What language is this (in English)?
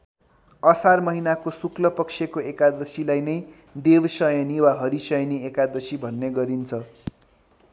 Nepali